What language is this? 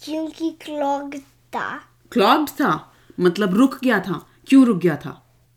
Hindi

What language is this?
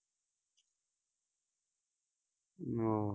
Punjabi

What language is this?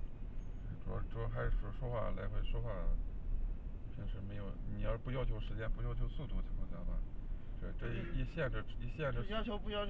Chinese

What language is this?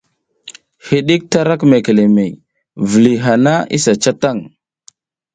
South Giziga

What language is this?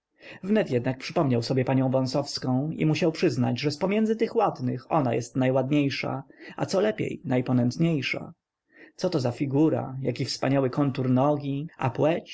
Polish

